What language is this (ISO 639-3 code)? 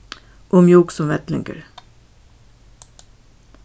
fao